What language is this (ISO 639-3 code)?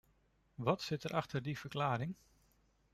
nld